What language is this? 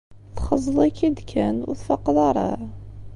Kabyle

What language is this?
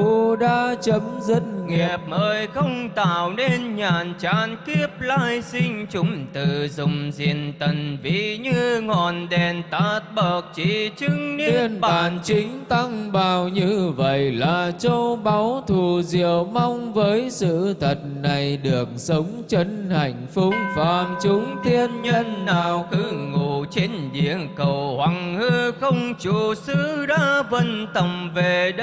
Vietnamese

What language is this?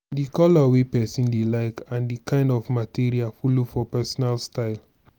Nigerian Pidgin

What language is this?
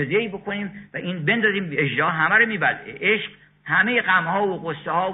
Persian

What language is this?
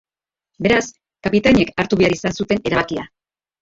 Basque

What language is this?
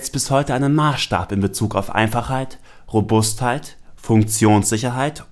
German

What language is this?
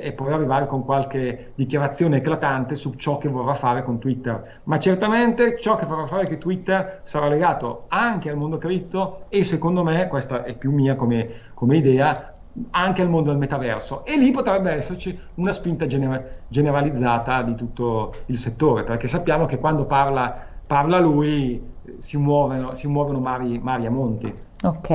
Italian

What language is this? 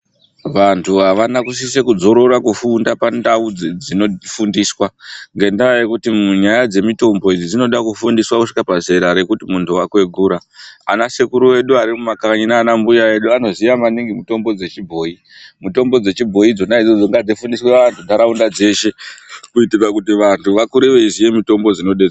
Ndau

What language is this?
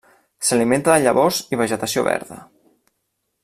Catalan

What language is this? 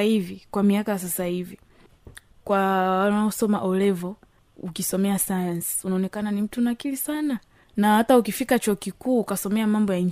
Swahili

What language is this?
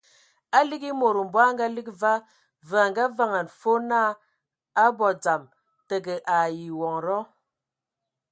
Ewondo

